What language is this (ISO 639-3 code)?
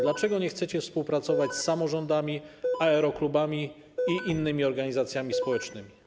pol